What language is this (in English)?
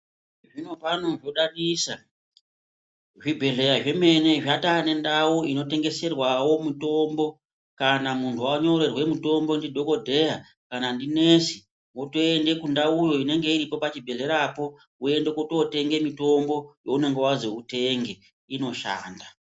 Ndau